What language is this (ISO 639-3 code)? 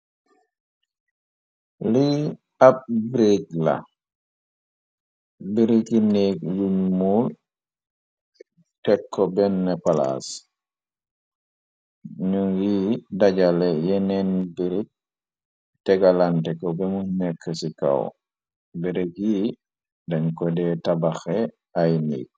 wol